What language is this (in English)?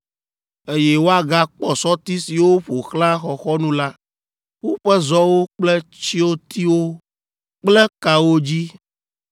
Ewe